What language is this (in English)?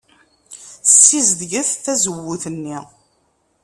Kabyle